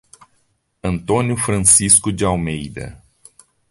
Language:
Portuguese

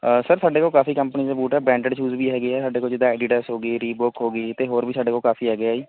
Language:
Punjabi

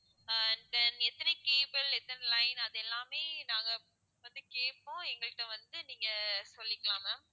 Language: Tamil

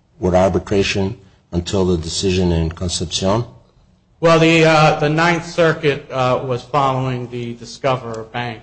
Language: English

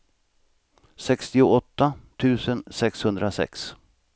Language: Swedish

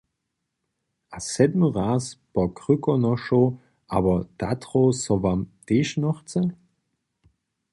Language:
Upper Sorbian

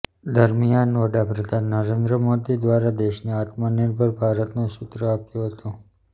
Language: Gujarati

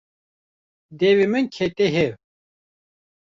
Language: Kurdish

